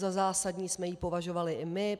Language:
Czech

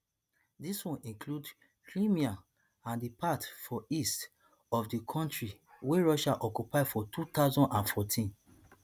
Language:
Nigerian Pidgin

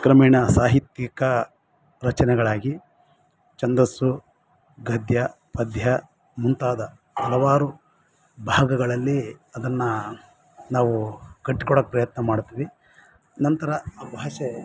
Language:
Kannada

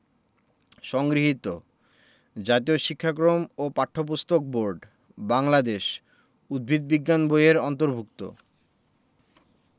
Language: Bangla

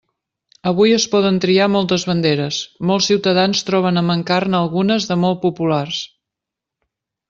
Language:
Catalan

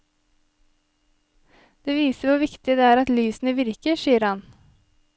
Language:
Norwegian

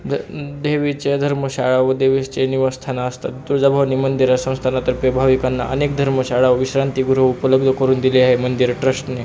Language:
Marathi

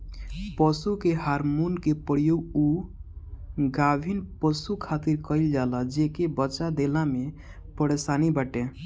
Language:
Bhojpuri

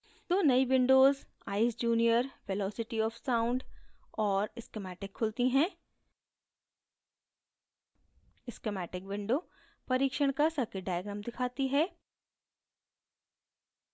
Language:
Hindi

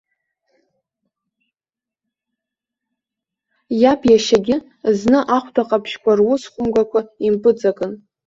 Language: Abkhazian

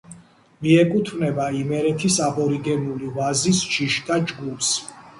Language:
Georgian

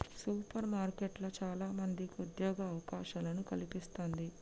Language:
Telugu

